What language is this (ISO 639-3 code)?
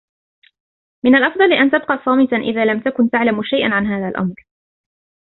ara